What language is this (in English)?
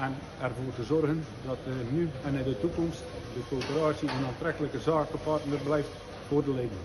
Dutch